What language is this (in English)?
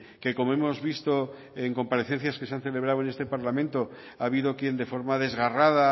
Spanish